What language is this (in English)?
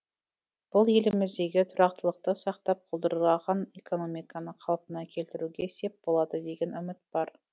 Kazakh